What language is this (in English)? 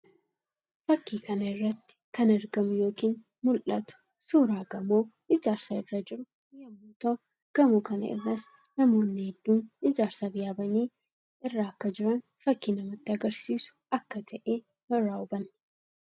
Oromo